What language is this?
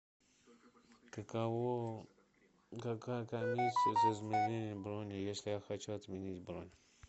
Russian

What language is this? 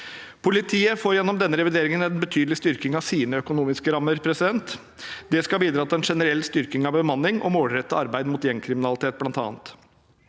Norwegian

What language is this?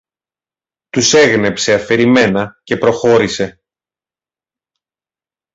Greek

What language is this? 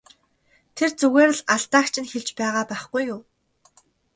Mongolian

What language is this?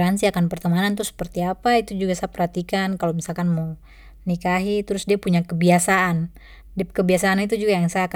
Papuan Malay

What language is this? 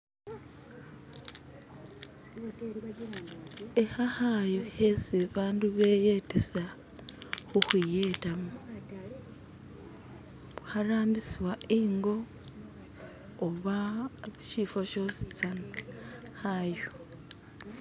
Masaaba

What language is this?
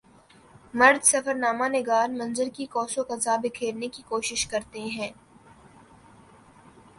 Urdu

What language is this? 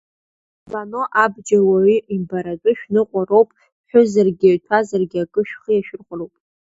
Abkhazian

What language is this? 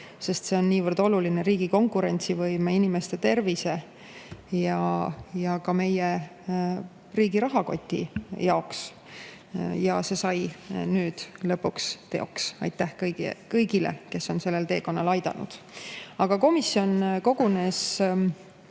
Estonian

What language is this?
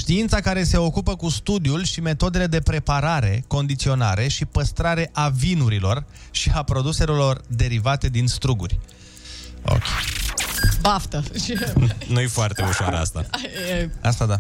Romanian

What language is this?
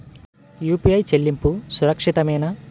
Telugu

